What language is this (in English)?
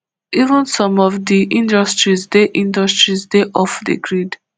Nigerian Pidgin